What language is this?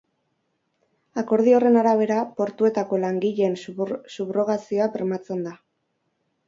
Basque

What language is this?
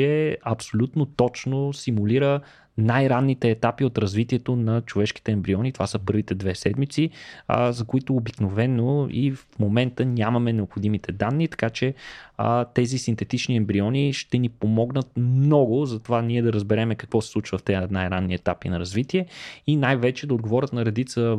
Bulgarian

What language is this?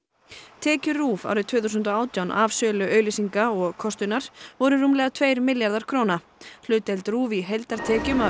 Icelandic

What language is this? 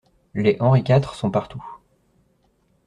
French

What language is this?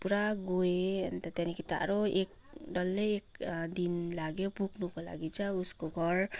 Nepali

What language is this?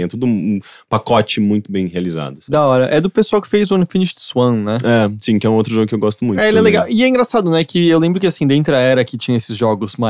Portuguese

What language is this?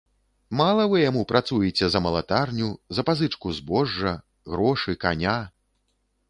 Belarusian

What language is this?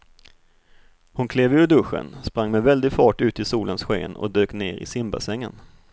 Swedish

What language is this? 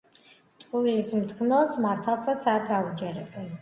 Georgian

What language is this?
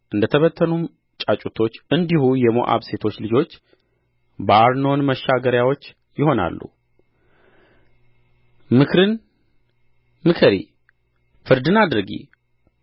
Amharic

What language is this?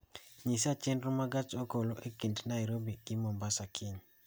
Luo (Kenya and Tanzania)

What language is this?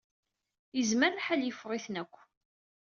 Kabyle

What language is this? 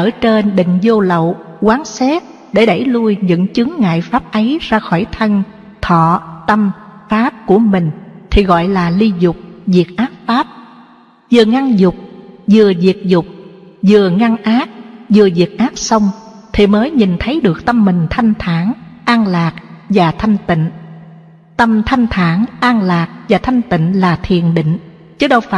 Vietnamese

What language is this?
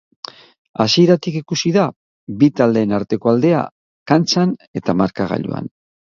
Basque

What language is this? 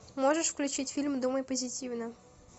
Russian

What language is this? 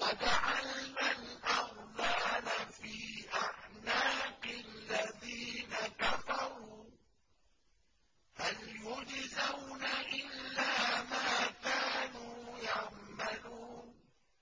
Arabic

